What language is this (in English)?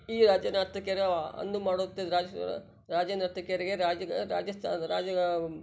Kannada